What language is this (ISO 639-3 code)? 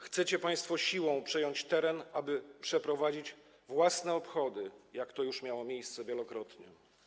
pol